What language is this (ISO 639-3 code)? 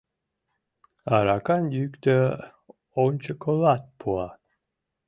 chm